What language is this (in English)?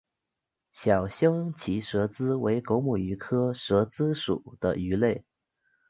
Chinese